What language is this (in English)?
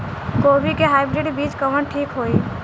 Bhojpuri